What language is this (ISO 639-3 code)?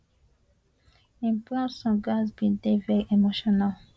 pcm